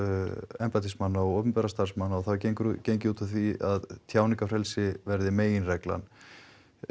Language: Icelandic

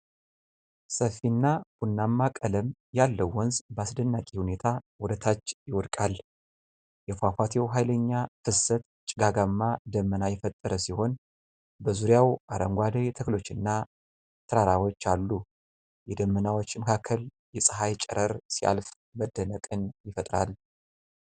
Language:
Amharic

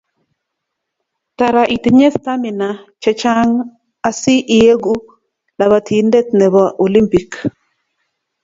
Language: Kalenjin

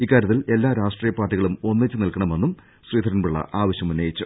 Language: Malayalam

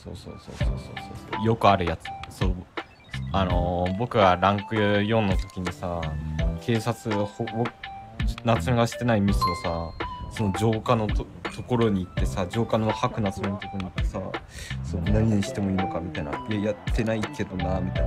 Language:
Japanese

